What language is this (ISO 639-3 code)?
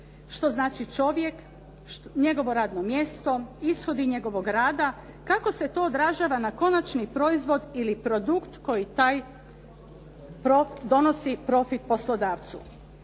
hrv